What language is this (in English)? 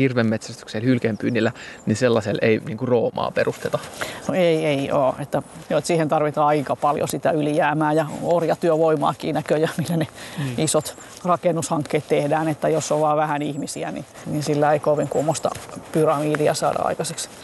Finnish